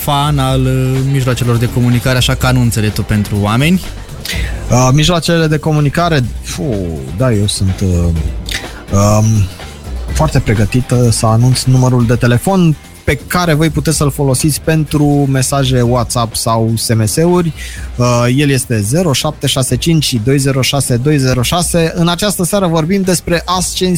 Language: Romanian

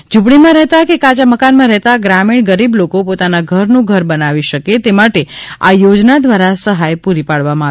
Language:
Gujarati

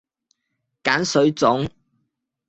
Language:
Cantonese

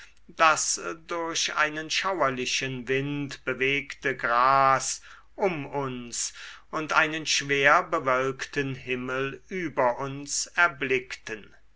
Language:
German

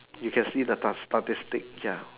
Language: English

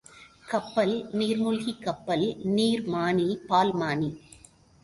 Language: Tamil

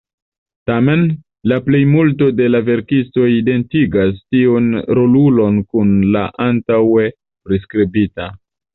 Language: Esperanto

